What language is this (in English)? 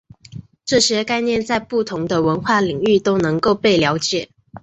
Chinese